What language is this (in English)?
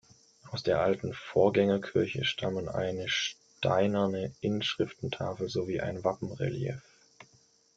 German